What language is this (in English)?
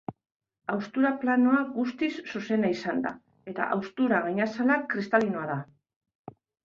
Basque